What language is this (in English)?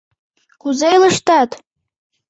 Mari